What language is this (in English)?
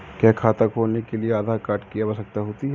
Hindi